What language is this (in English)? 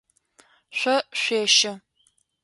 Adyghe